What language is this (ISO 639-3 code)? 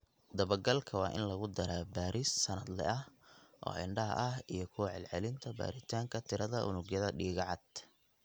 som